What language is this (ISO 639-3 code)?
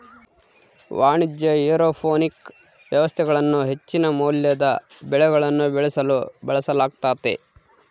kan